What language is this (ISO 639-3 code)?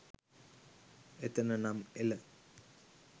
sin